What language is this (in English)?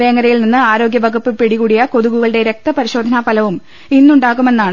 Malayalam